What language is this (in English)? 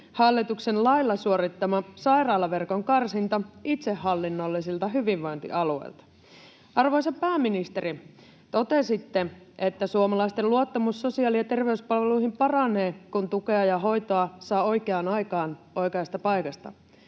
Finnish